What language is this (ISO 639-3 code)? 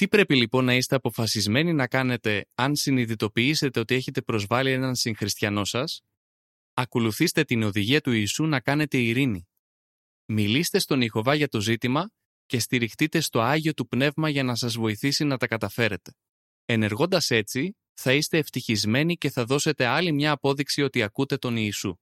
ell